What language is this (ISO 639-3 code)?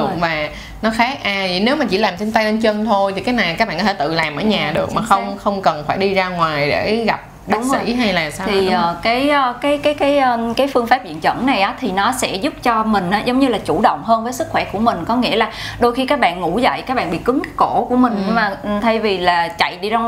vie